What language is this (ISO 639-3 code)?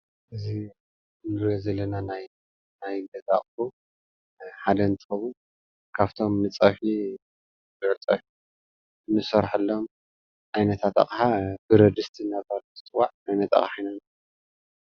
tir